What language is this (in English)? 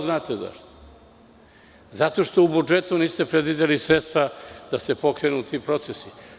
Serbian